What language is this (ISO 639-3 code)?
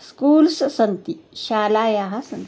san